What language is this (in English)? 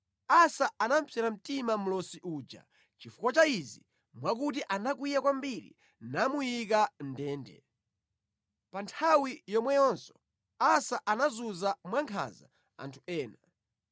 Nyanja